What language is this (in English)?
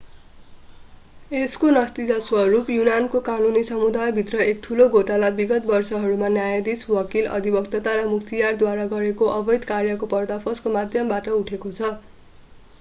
Nepali